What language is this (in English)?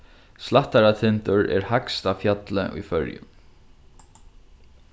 Faroese